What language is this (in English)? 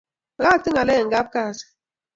Kalenjin